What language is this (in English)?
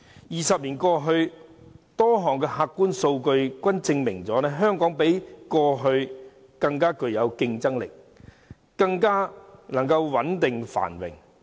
Cantonese